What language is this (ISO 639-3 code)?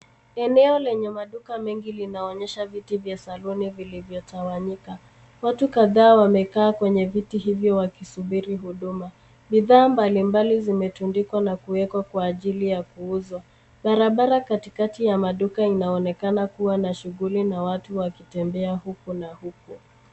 swa